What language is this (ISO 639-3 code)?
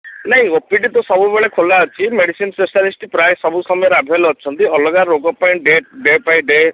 ori